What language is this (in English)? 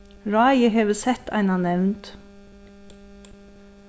Faroese